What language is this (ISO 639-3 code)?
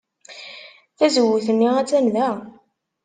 kab